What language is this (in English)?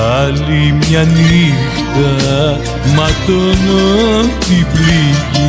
Greek